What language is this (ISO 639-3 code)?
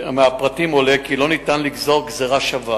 heb